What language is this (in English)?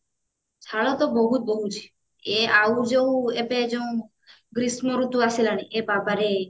Odia